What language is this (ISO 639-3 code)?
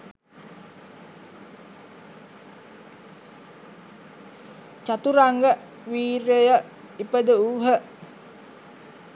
sin